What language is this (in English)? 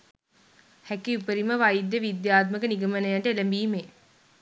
Sinhala